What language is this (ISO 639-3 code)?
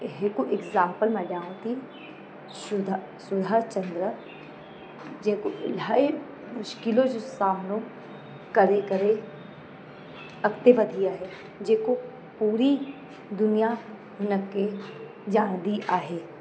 snd